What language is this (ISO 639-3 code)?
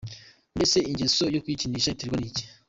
kin